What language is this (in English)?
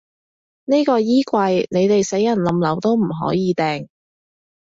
Cantonese